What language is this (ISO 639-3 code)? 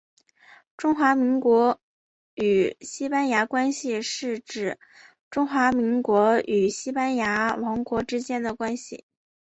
zho